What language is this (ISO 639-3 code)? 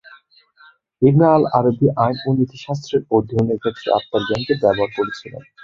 ben